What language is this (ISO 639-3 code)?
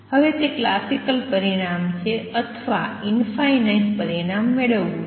guj